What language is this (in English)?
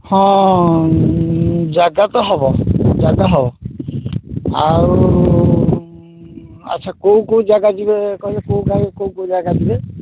Odia